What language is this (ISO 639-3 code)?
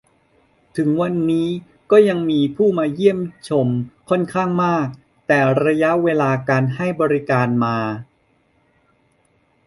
tha